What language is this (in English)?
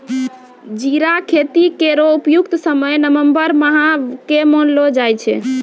Maithili